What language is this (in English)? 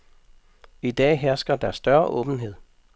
Danish